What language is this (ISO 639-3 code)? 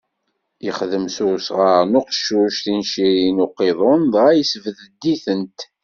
kab